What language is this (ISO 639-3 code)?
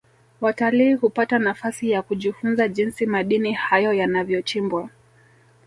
swa